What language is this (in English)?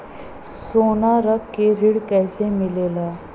Bhojpuri